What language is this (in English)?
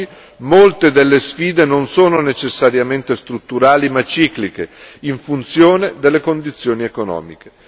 Italian